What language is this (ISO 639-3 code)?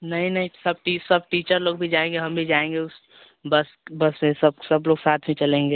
hin